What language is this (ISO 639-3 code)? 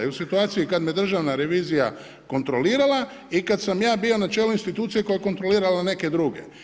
hrv